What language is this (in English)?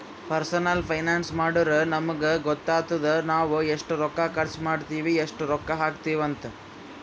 Kannada